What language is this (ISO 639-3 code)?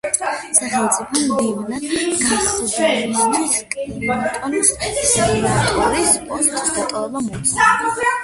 kat